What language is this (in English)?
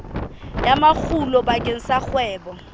Southern Sotho